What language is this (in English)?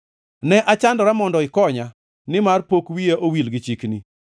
Luo (Kenya and Tanzania)